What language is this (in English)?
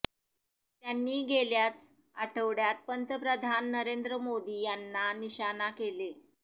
Marathi